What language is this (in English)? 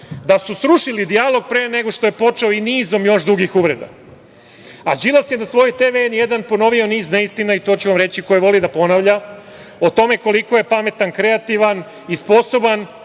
Serbian